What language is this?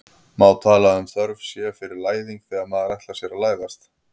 Icelandic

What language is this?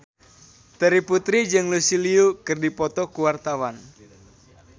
Sundanese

